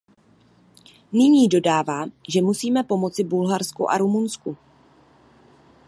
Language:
Czech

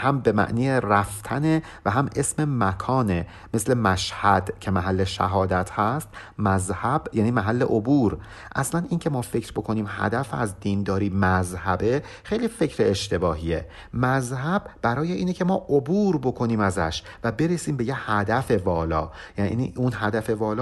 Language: Persian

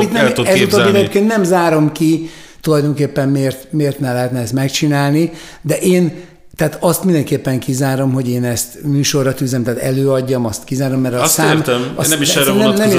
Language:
Hungarian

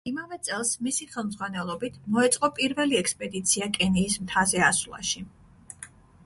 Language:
Georgian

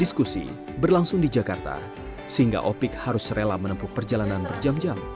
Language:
Indonesian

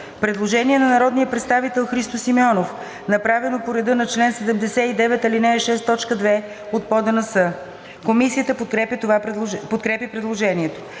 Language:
Bulgarian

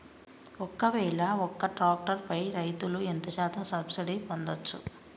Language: Telugu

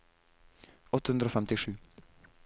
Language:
Norwegian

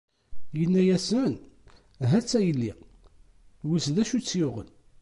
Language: Kabyle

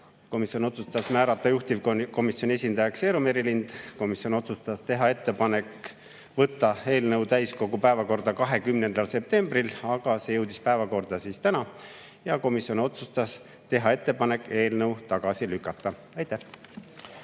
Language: Estonian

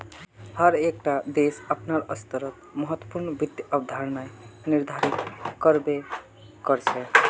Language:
Magahi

